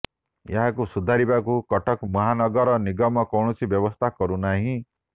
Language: Odia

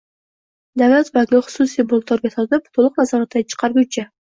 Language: Uzbek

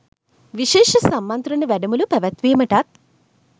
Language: Sinhala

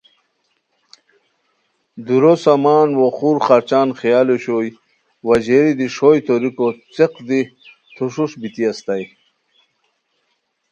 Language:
Khowar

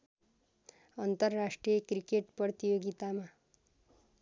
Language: Nepali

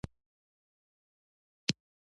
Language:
Pashto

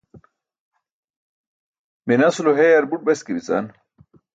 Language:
Burushaski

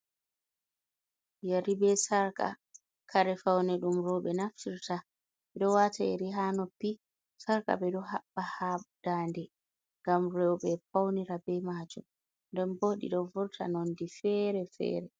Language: Fula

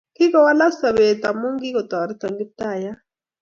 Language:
Kalenjin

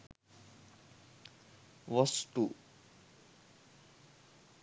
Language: Sinhala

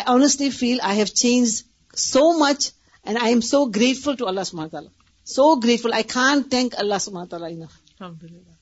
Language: Urdu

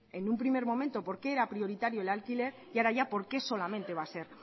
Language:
Spanish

